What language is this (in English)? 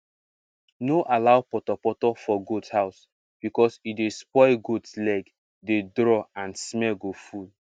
Nigerian Pidgin